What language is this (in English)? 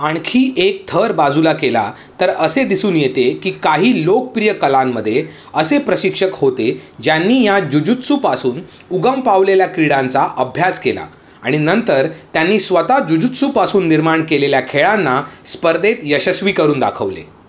Marathi